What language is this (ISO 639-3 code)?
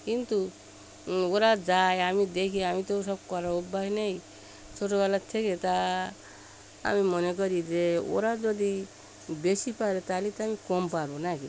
ben